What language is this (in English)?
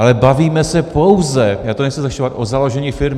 Czech